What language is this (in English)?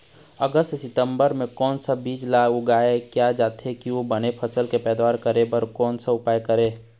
Chhattisgarhi